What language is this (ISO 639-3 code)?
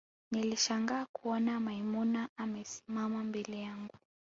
swa